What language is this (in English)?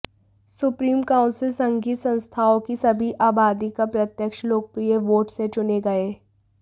Hindi